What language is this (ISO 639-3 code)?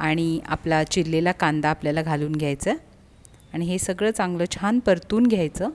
mar